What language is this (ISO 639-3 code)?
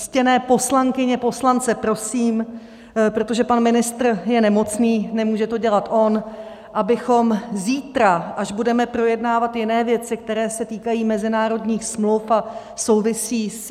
ces